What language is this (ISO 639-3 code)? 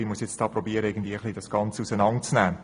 gsw